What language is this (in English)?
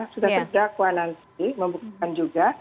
Indonesian